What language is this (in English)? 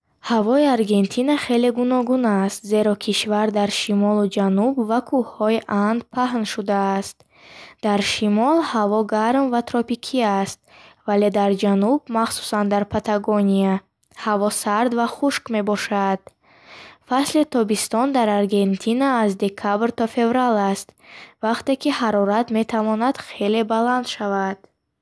Bukharic